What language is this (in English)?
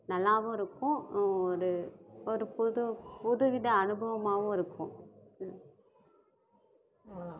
Tamil